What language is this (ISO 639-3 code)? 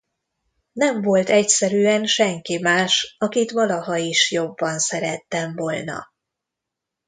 hun